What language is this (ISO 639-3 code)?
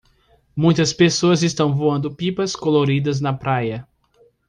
por